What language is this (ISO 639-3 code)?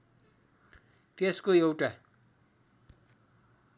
nep